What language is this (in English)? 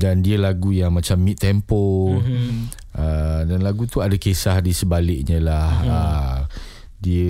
Malay